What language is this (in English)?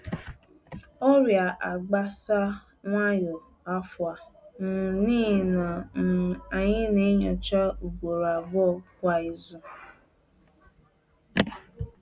Igbo